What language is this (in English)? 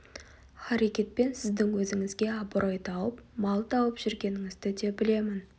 Kazakh